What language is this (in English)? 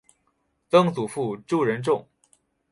Chinese